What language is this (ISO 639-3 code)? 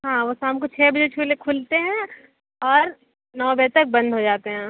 hin